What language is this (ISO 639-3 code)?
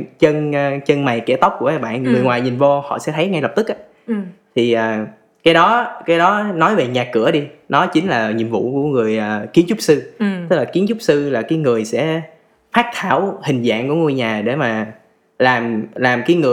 vie